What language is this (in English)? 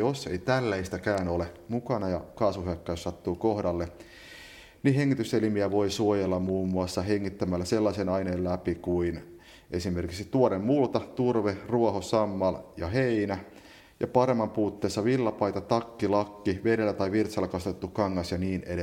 Finnish